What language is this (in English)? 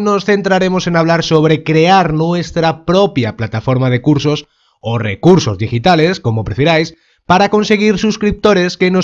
Spanish